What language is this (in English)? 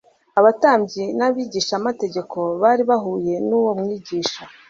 Kinyarwanda